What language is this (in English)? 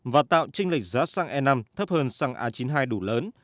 Vietnamese